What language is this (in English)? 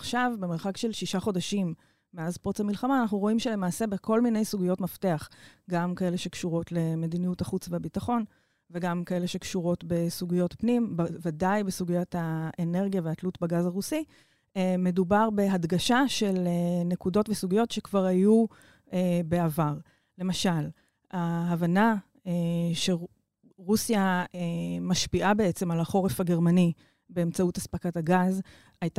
Hebrew